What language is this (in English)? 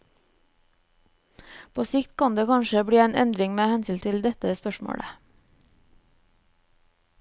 Norwegian